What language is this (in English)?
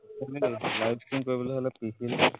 Assamese